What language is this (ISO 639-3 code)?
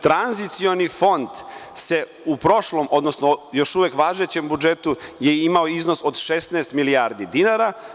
srp